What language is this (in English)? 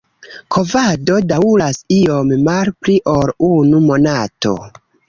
Esperanto